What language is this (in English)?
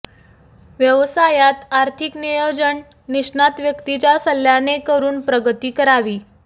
Marathi